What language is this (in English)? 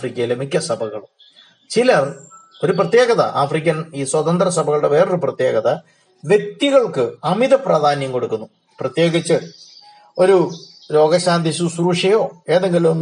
Malayalam